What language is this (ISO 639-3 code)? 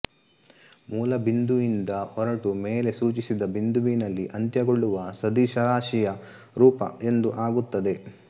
kan